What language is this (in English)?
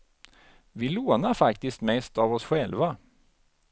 Swedish